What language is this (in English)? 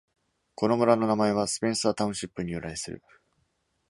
Japanese